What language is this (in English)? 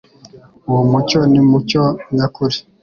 Kinyarwanda